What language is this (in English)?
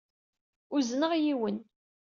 Kabyle